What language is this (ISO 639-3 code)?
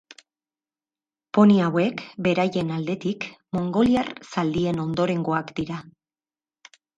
eus